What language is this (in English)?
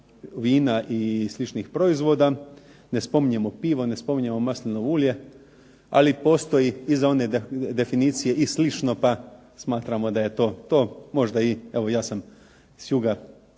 Croatian